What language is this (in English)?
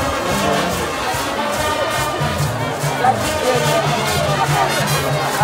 Korean